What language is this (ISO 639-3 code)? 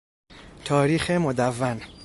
fas